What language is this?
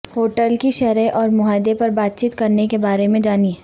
Urdu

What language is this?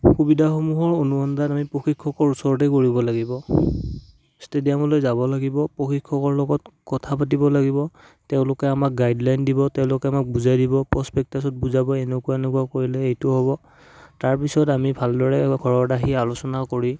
Assamese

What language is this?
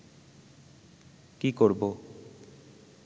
Bangla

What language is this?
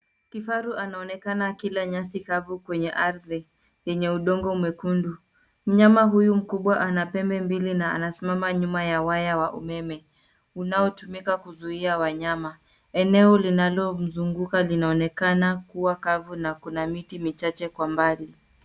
Swahili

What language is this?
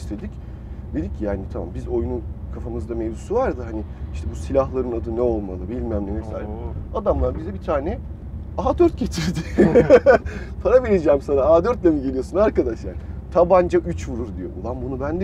Turkish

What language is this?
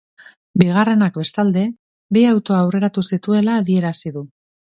Basque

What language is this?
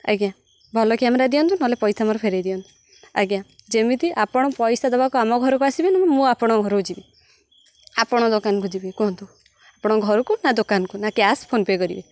Odia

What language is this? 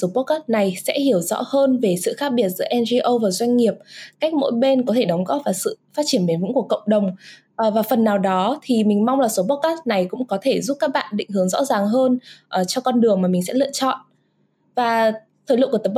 Vietnamese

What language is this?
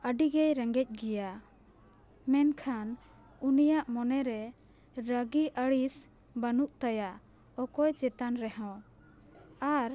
Santali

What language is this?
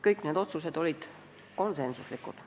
Estonian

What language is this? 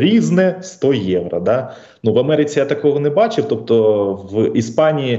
Ukrainian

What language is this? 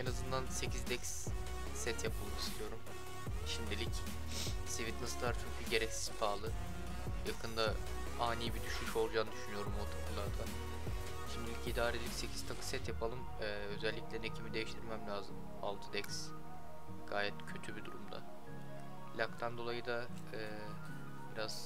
Turkish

